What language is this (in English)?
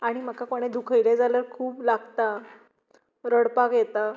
Konkani